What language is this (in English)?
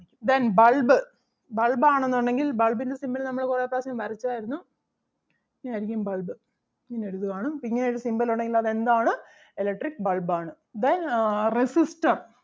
Malayalam